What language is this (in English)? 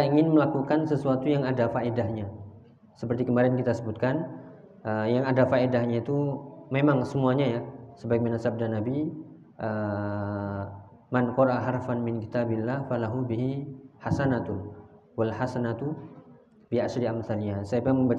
Indonesian